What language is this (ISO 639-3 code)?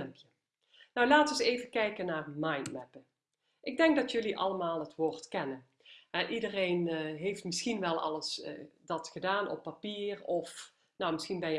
nld